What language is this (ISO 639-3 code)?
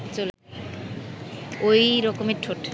ben